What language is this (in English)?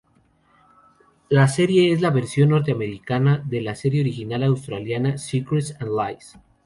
Spanish